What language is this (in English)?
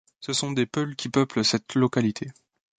French